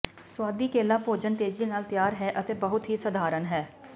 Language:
Punjabi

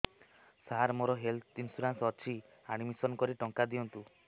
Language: Odia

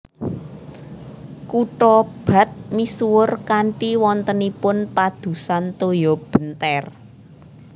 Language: Javanese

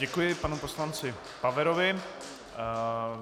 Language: Czech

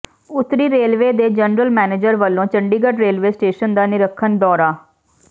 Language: Punjabi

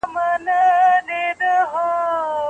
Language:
Pashto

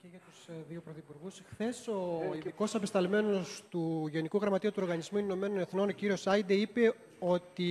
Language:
Greek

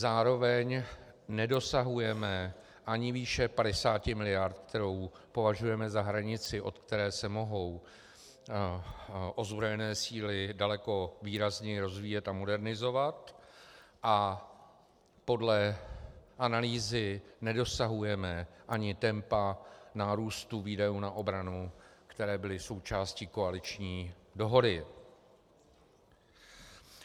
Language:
Czech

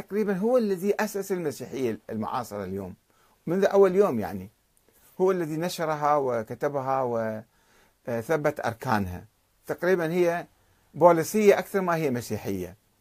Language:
Arabic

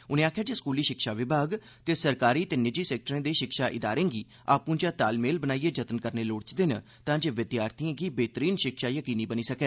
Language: Dogri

